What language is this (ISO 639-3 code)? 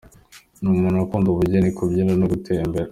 kin